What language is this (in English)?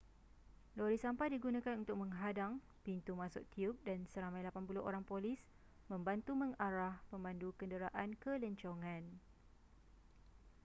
Malay